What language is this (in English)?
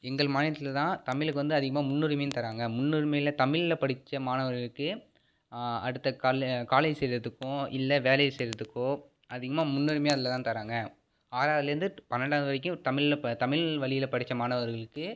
Tamil